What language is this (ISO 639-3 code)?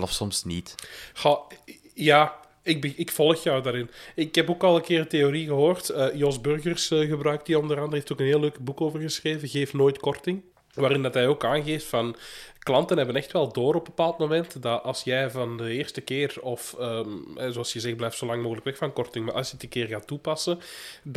nld